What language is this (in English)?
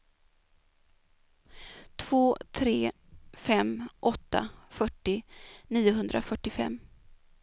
Swedish